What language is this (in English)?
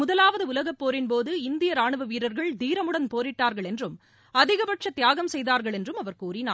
Tamil